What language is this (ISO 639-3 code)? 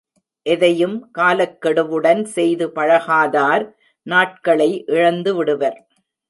tam